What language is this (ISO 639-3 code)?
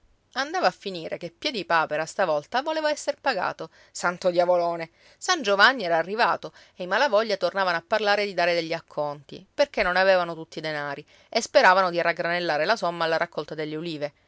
ita